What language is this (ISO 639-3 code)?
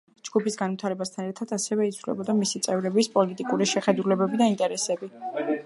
kat